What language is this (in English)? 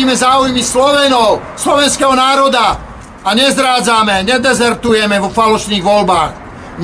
Czech